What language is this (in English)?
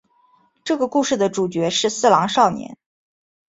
Chinese